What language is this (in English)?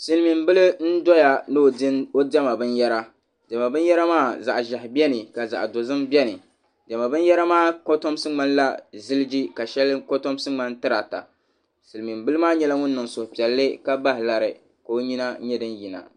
Dagbani